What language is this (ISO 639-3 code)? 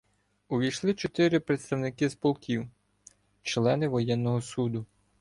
ukr